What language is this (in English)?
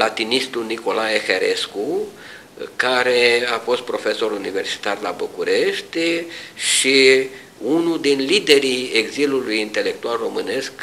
Romanian